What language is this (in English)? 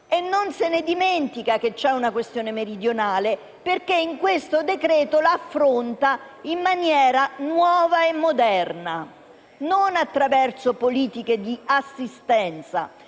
Italian